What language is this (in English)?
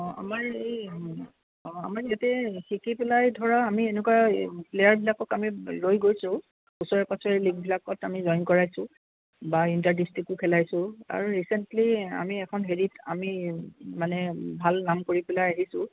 Assamese